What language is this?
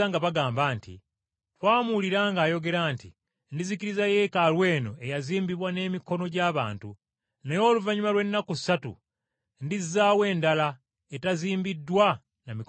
Ganda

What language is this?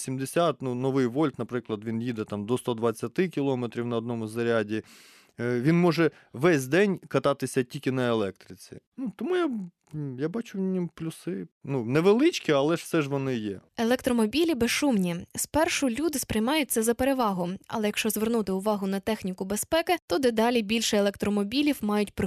Ukrainian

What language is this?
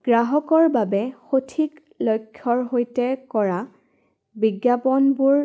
Assamese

